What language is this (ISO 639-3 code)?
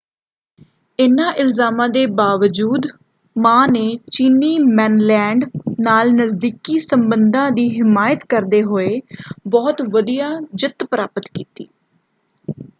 pan